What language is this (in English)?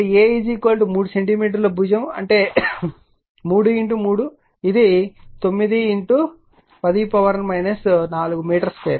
Telugu